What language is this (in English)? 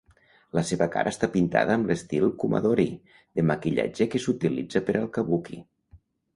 Catalan